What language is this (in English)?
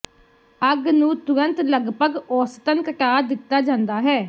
Punjabi